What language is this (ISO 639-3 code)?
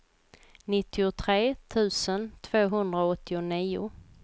swe